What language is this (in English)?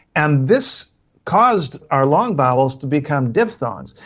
English